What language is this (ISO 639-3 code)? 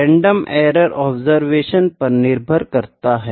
hin